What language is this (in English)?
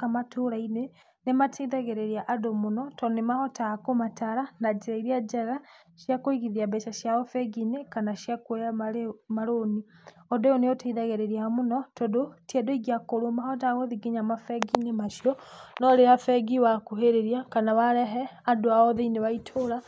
Kikuyu